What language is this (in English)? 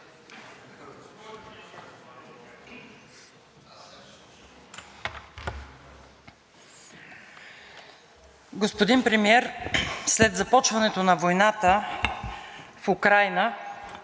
Bulgarian